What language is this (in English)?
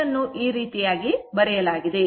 Kannada